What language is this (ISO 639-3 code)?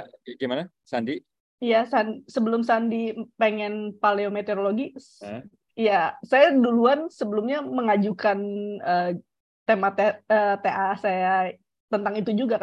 ind